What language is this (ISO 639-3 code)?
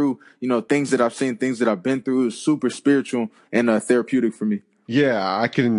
eng